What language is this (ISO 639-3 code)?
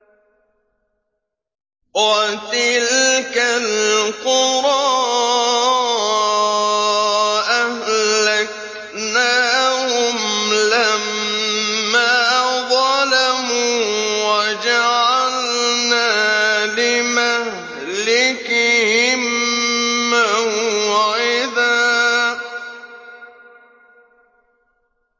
ara